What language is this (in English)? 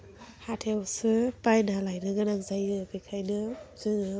Bodo